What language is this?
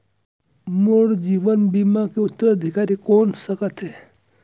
Chhattisgarhi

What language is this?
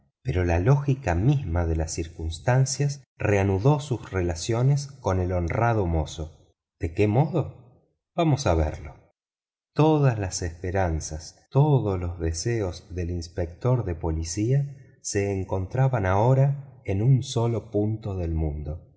Spanish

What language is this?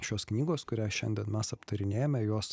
Lithuanian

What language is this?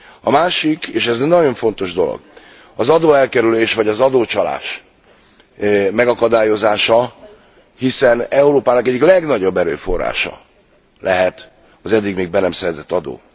Hungarian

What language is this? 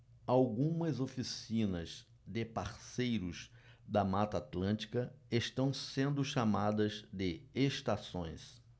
Portuguese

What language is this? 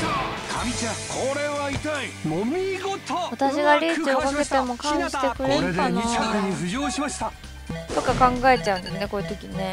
Japanese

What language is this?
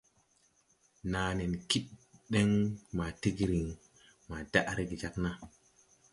Tupuri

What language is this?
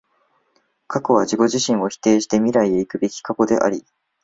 Japanese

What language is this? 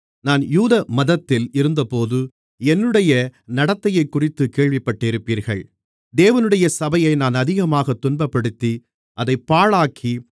Tamil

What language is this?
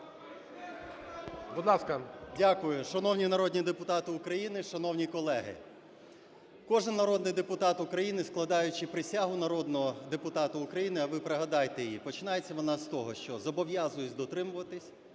Ukrainian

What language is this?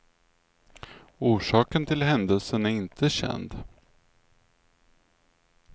Swedish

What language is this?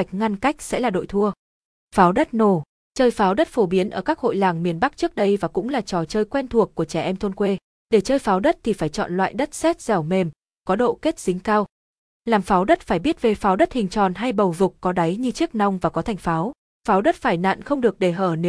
Vietnamese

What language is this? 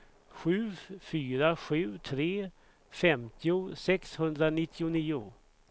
Swedish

